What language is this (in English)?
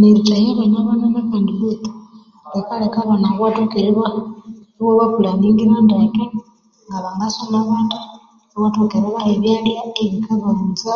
Konzo